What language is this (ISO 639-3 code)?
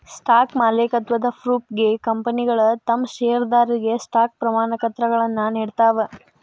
kan